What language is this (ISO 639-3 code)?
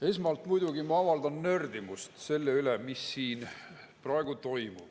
est